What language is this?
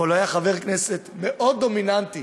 Hebrew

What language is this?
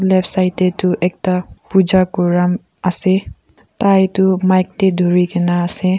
Naga Pidgin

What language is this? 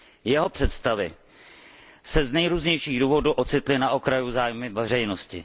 Czech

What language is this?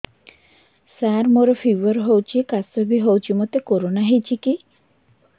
Odia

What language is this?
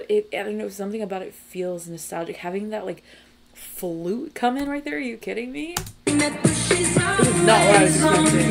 English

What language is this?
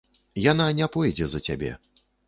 Belarusian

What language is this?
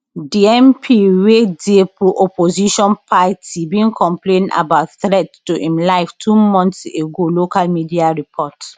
Nigerian Pidgin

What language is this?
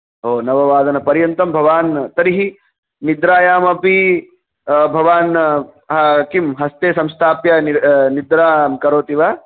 Sanskrit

